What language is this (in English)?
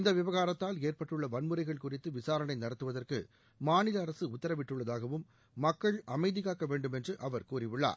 Tamil